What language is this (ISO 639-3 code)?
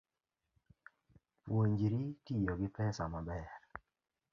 luo